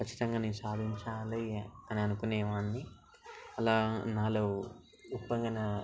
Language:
Telugu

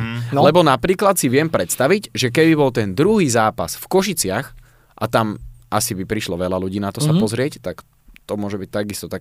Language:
Slovak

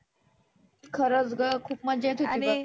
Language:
Marathi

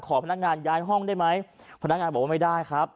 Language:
Thai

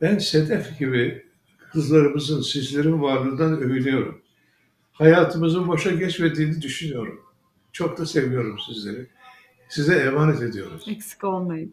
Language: Turkish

